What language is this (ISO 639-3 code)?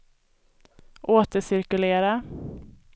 swe